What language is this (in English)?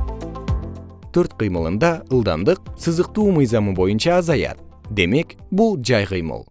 Kyrgyz